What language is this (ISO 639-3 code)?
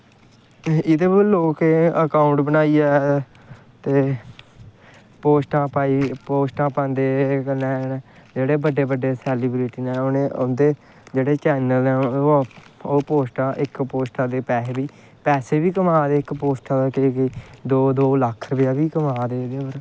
doi